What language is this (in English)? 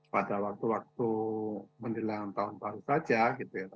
Indonesian